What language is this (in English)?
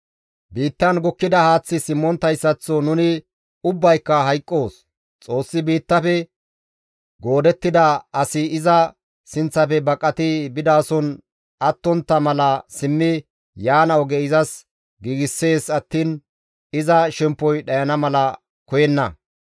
Gamo